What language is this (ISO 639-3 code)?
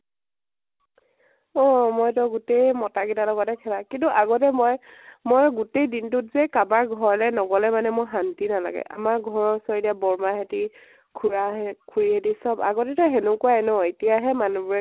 asm